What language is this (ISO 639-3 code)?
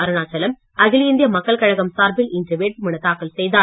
tam